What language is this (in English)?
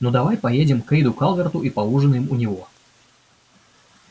Russian